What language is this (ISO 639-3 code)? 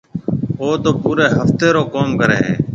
mve